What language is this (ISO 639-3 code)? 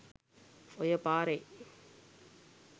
sin